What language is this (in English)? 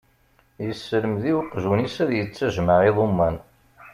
Kabyle